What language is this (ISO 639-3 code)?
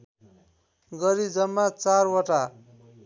nep